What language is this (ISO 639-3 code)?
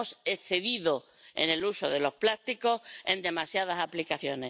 spa